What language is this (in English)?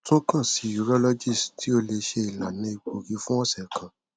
Yoruba